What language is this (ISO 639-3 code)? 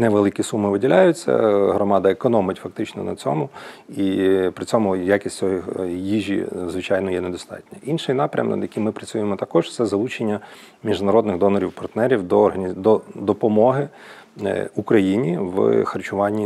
ukr